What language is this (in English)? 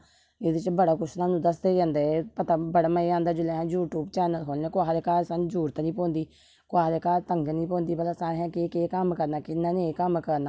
Dogri